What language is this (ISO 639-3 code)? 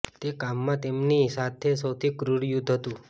guj